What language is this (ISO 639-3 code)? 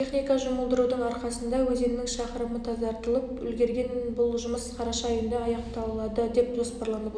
kaz